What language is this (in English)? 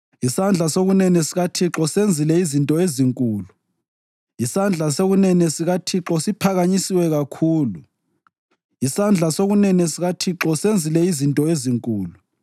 North Ndebele